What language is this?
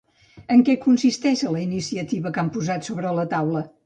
Catalan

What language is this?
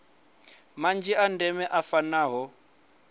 Venda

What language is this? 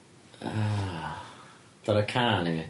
Welsh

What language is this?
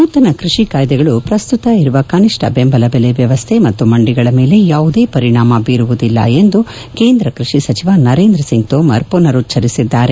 Kannada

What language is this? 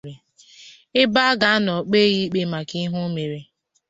Igbo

